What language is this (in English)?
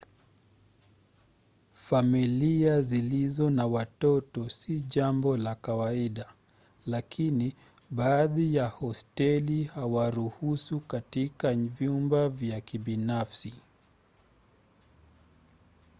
Swahili